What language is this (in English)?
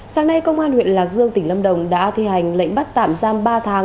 Vietnamese